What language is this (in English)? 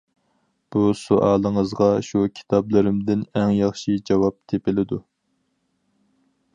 Uyghur